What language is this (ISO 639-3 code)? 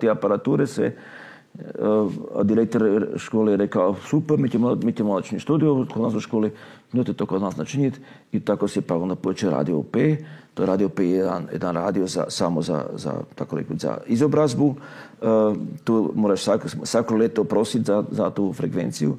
hrv